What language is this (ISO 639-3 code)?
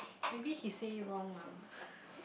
eng